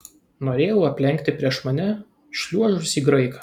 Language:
Lithuanian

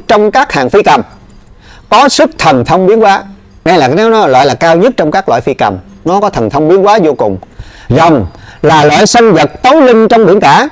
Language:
Vietnamese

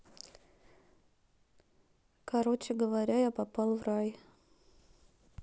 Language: Russian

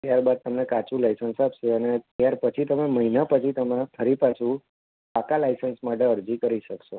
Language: Gujarati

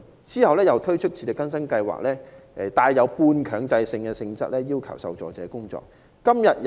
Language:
Cantonese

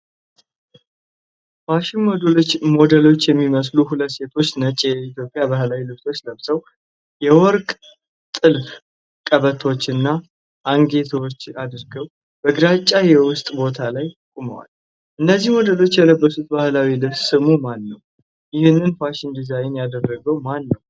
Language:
Amharic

